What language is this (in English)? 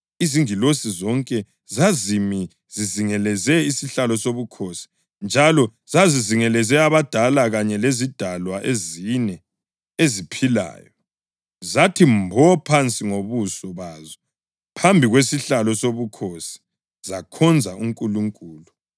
North Ndebele